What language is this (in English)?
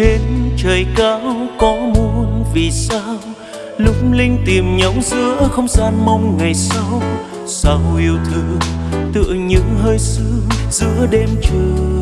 Vietnamese